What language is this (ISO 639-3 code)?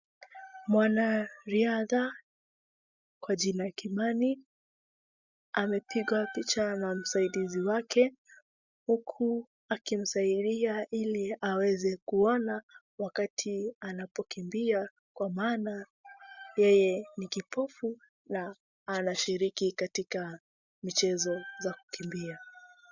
swa